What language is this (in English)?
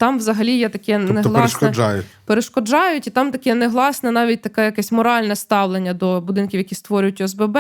Ukrainian